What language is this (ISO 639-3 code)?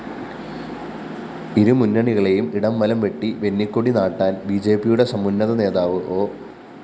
mal